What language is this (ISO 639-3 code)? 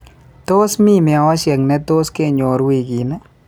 kln